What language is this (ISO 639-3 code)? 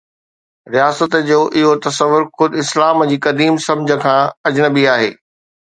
snd